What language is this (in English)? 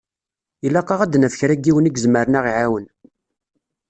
Kabyle